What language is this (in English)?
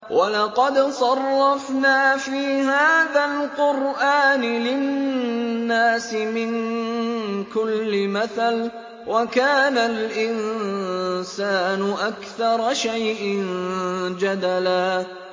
Arabic